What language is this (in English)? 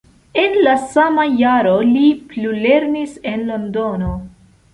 Esperanto